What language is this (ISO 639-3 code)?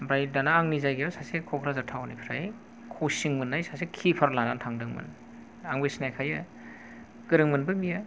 brx